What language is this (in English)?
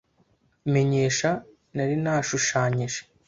Kinyarwanda